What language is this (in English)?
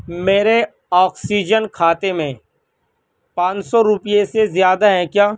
Urdu